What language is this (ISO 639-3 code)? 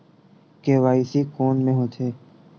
hne